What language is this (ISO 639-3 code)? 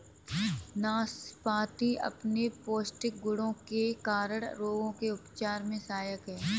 hin